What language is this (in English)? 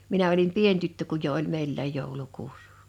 Finnish